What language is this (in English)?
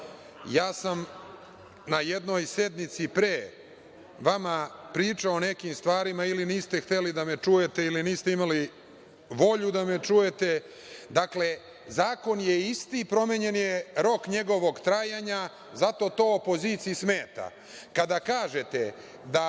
Serbian